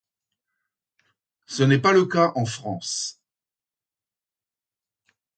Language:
French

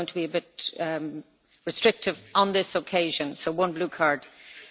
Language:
English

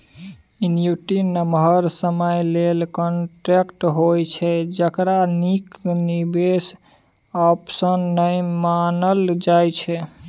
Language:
Maithili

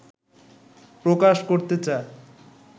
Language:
Bangla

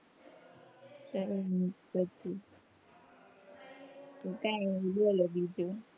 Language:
Gujarati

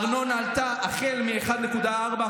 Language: Hebrew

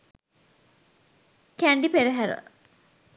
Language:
Sinhala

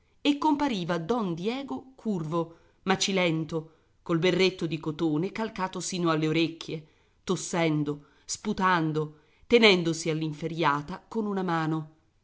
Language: Italian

